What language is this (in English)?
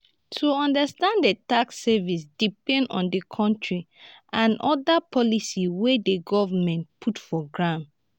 Nigerian Pidgin